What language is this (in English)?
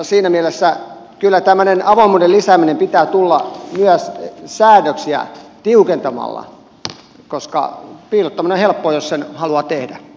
Finnish